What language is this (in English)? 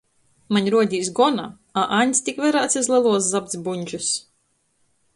Latgalian